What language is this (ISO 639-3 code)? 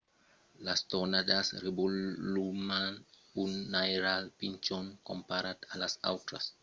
oci